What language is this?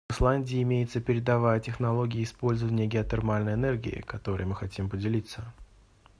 Russian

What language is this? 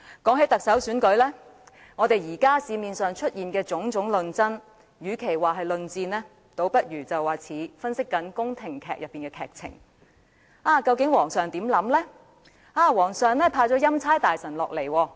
Cantonese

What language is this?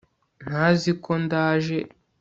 Kinyarwanda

